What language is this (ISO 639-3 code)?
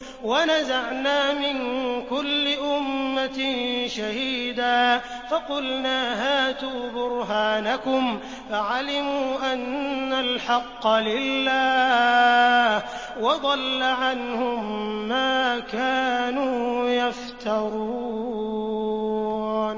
ara